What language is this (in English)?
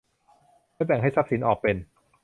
Thai